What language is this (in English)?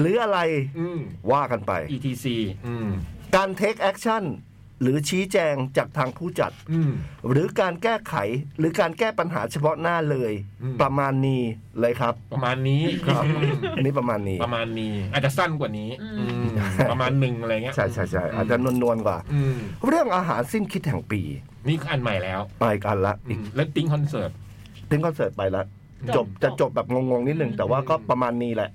Thai